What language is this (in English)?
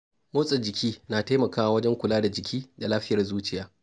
Hausa